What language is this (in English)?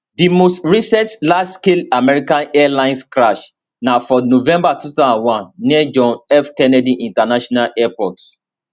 Nigerian Pidgin